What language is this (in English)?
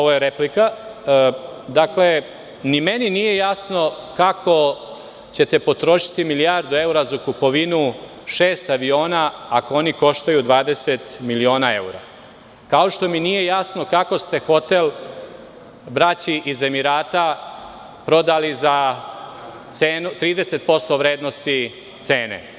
Serbian